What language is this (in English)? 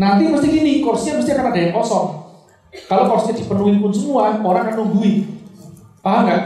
Indonesian